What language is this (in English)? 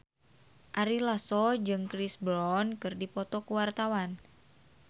Sundanese